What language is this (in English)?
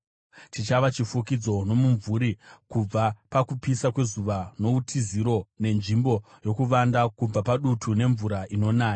Shona